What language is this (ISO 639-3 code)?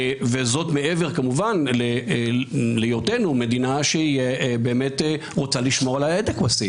heb